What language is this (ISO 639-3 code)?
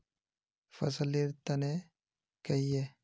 mag